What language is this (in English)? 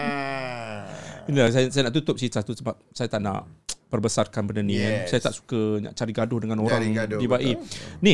Malay